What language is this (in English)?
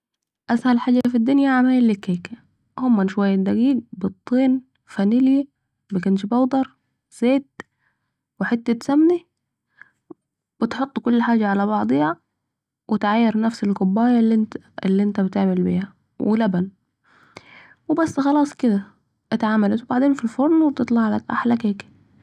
Saidi Arabic